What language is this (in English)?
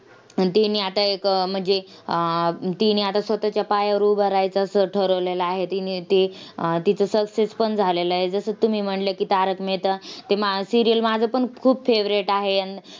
Marathi